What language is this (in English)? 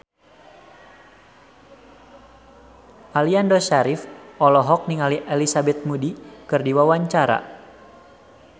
Sundanese